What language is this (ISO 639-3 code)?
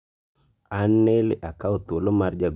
luo